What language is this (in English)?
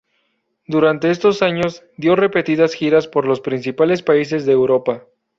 Spanish